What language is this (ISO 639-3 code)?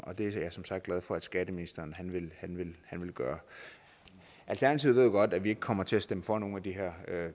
dan